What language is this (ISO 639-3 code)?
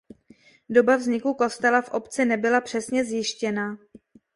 ces